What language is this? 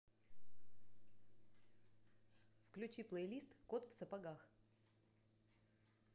Russian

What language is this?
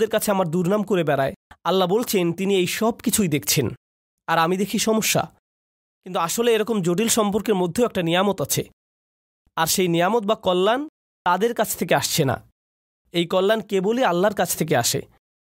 Bangla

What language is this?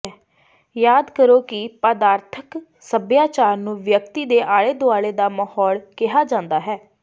Punjabi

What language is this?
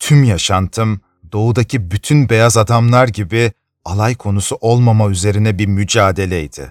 Turkish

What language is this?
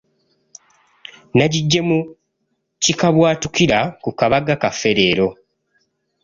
Ganda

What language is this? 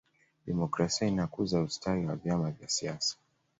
Swahili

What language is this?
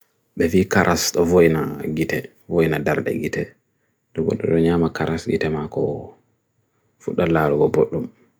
Bagirmi Fulfulde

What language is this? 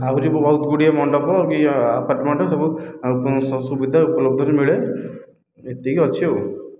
Odia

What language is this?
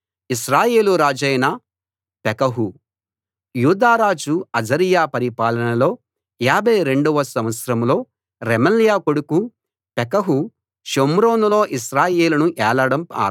Telugu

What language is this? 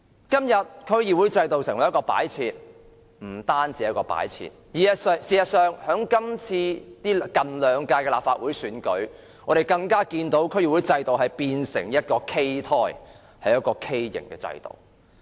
Cantonese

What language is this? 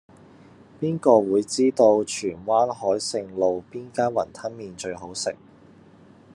Cantonese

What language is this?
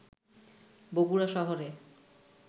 Bangla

